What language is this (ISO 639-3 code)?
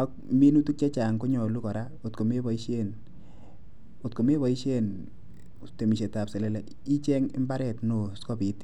kln